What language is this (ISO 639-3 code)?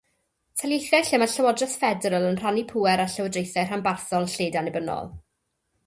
cym